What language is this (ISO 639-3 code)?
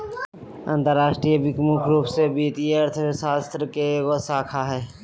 mag